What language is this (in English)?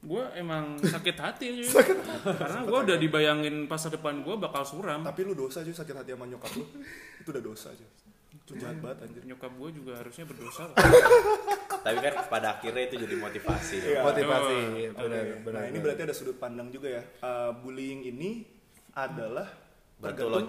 Indonesian